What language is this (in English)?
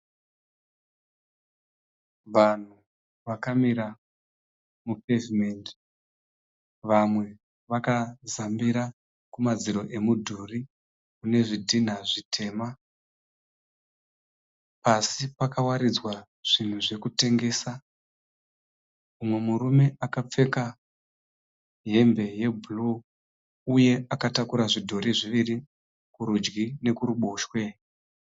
Shona